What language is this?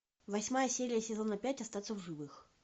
Russian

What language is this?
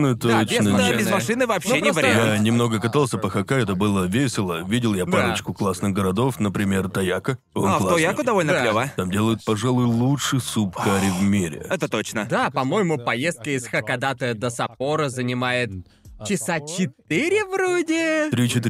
Russian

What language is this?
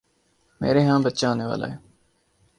Urdu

